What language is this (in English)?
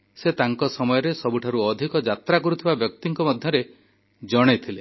Odia